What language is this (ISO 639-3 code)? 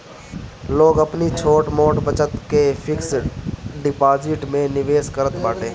bho